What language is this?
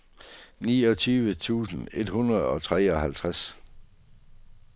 Danish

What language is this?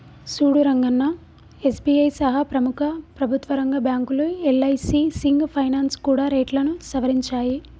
Telugu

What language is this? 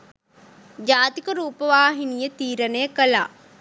Sinhala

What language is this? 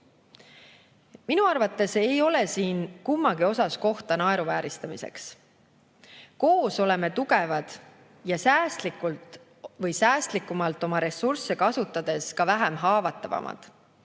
Estonian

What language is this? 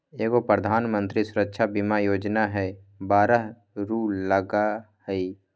Magahi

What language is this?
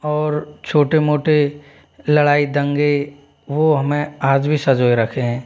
Hindi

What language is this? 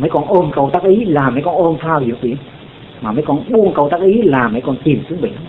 Vietnamese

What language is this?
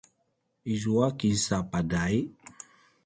Paiwan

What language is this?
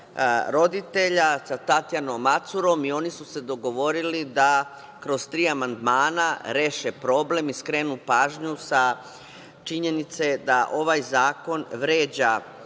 Serbian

